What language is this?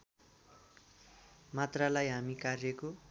Nepali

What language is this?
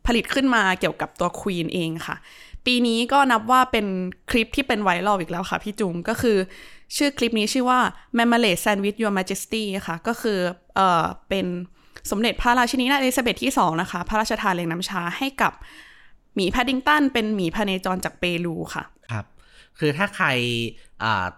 Thai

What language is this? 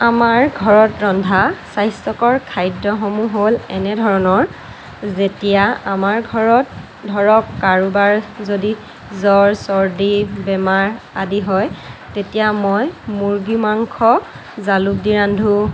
Assamese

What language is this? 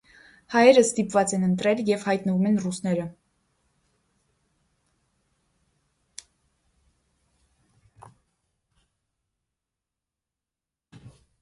Armenian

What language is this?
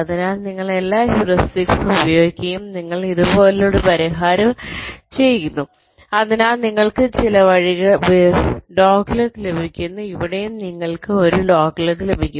Malayalam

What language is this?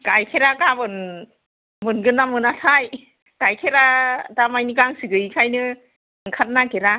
Bodo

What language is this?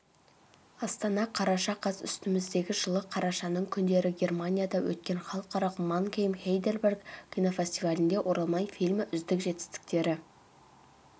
Kazakh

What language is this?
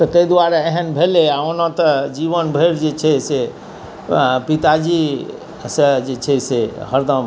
Maithili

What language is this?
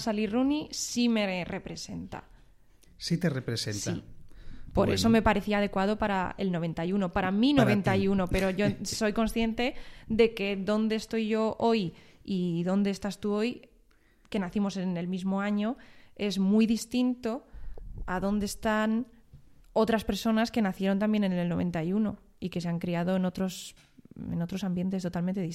Spanish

